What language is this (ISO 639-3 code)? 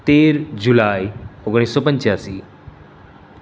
guj